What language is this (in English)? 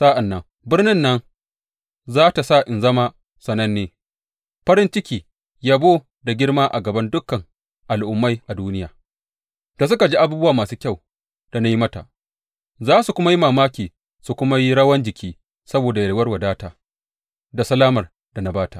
Hausa